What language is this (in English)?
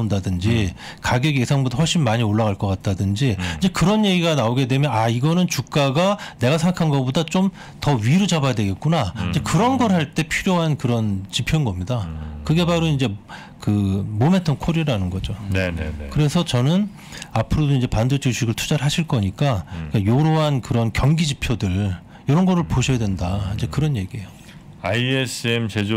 Korean